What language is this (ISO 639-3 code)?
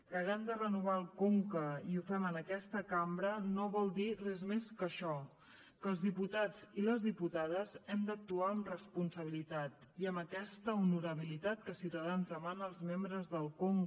cat